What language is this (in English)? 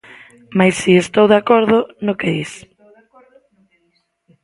Galician